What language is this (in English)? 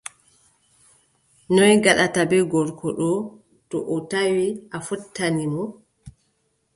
Adamawa Fulfulde